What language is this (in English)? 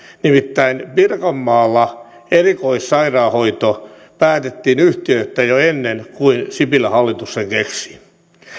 Finnish